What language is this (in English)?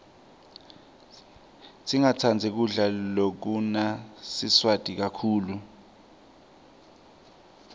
Swati